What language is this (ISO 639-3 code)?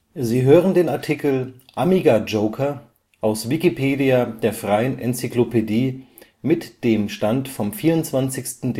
deu